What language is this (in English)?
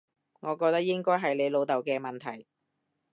Cantonese